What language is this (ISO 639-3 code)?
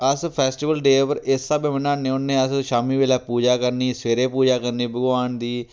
doi